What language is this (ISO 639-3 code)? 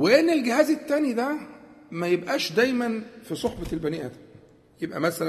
ara